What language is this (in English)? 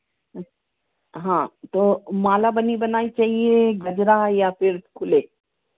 Hindi